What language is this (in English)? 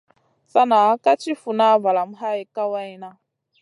Masana